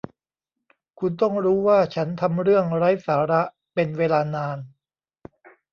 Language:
Thai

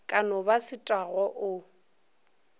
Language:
Northern Sotho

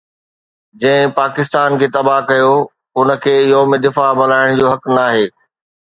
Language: Sindhi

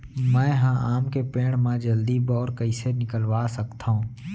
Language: Chhattisgarhi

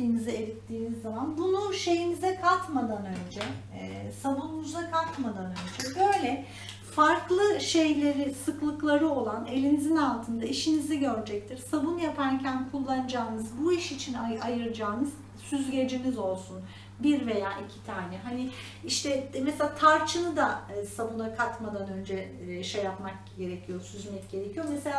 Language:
Turkish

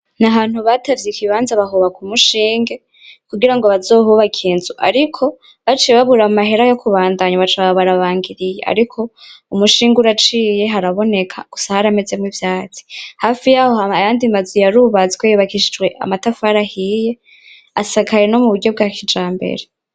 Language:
Rundi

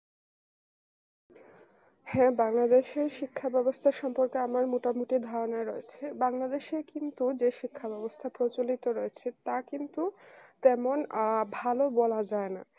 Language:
Bangla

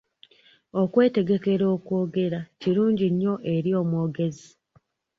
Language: Ganda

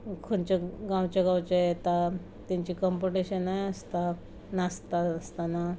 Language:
Konkani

